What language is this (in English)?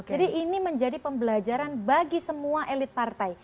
Indonesian